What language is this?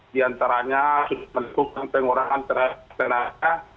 Indonesian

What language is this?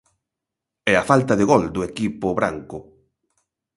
Galician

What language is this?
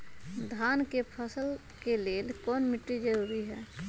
Magahi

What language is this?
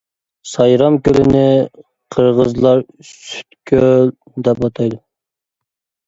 Uyghur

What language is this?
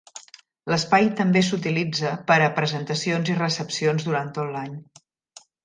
Catalan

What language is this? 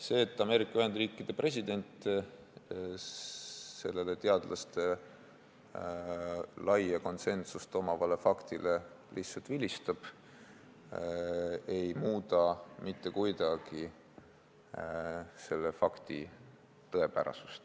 Estonian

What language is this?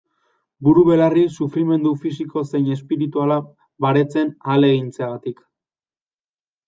Basque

